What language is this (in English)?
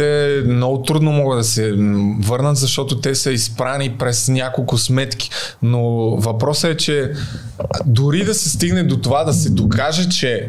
Bulgarian